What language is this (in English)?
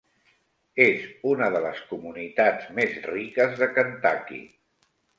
Catalan